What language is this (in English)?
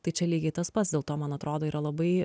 Lithuanian